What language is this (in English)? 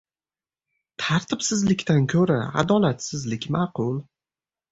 Uzbek